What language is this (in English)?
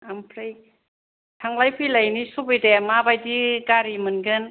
Bodo